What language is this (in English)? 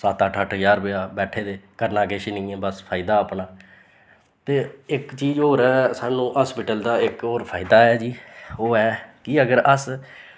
Dogri